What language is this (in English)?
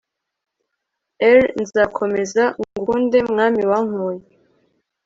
Kinyarwanda